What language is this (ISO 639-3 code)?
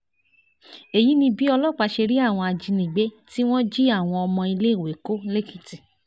yor